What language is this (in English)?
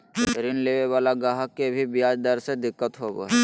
Magahi